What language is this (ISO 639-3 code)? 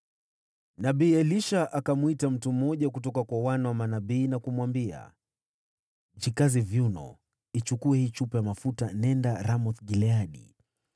swa